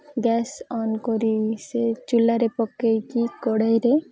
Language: Odia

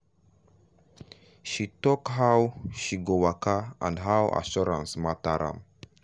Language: Nigerian Pidgin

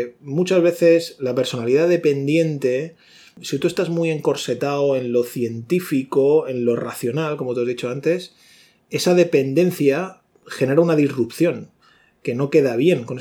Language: Spanish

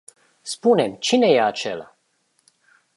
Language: Romanian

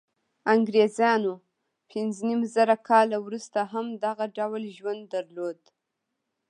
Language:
Pashto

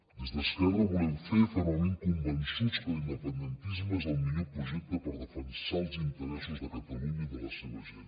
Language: Catalan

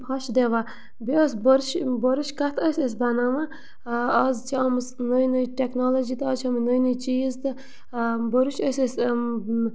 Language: Kashmiri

